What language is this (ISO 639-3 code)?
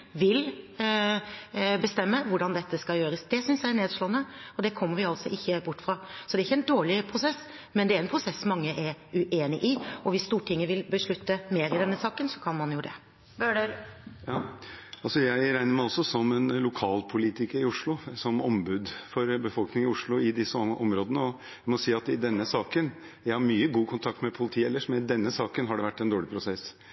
nob